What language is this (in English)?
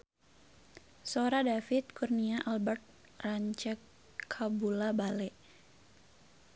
Sundanese